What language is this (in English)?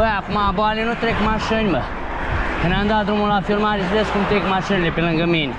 Romanian